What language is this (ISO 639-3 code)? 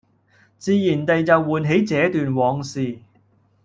yue